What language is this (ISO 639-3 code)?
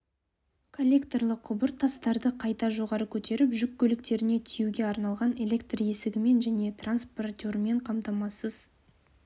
kaz